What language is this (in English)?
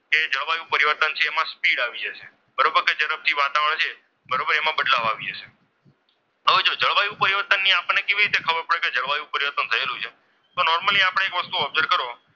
Gujarati